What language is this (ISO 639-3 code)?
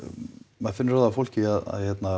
isl